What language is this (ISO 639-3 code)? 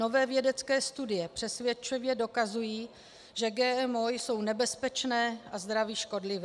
ces